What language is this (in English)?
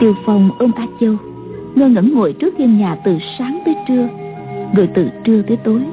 Vietnamese